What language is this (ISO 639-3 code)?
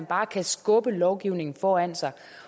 dan